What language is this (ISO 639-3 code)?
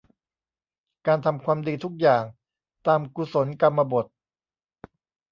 tha